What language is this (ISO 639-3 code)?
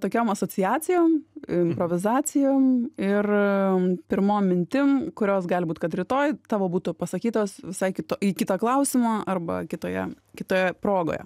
lit